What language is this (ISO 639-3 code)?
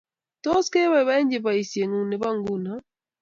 kln